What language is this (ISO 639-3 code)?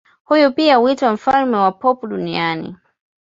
swa